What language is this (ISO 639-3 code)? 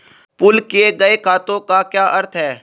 hin